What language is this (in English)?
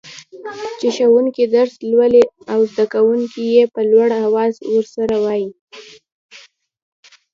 Pashto